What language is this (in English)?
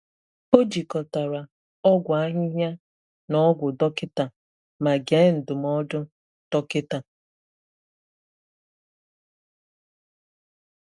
Igbo